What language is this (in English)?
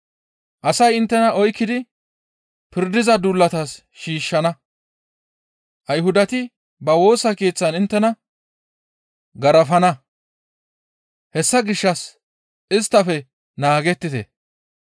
Gamo